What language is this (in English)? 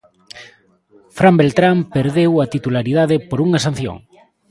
Galician